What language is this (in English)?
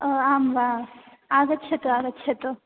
Sanskrit